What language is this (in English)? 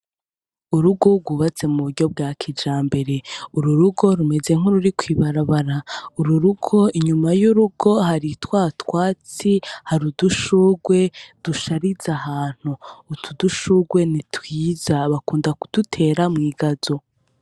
Rundi